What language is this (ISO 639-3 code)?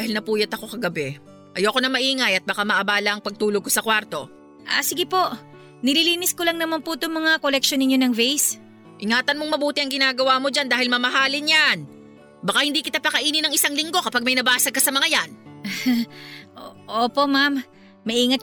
fil